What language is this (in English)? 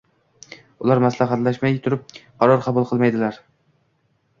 Uzbek